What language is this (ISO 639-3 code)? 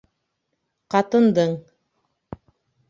bak